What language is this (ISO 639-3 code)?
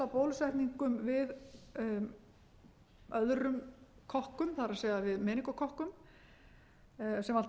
isl